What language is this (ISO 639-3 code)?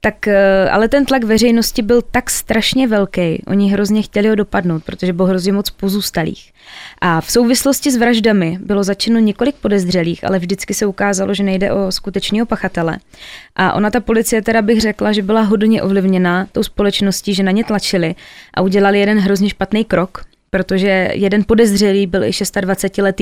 ces